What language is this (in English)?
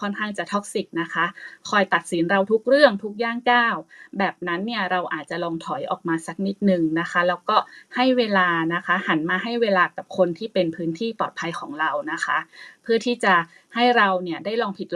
Thai